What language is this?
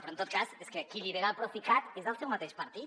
Catalan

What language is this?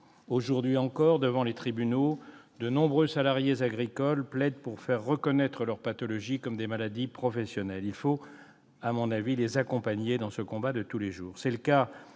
French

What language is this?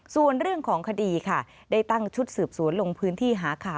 Thai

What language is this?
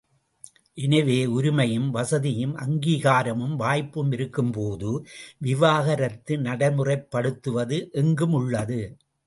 Tamil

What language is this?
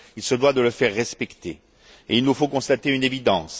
French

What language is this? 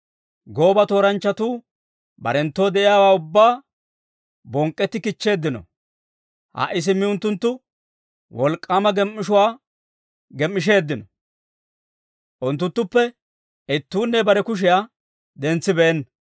Dawro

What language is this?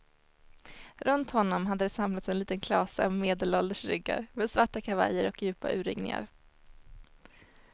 Swedish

